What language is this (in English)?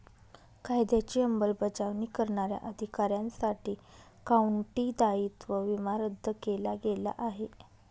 Marathi